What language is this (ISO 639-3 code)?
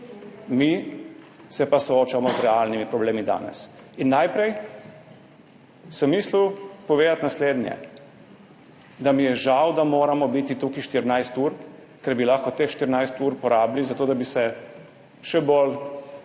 slv